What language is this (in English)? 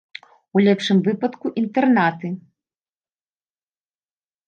Belarusian